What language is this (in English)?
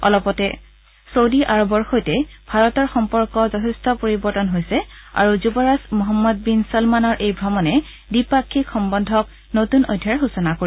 Assamese